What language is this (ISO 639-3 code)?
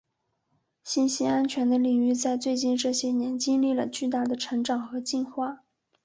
zho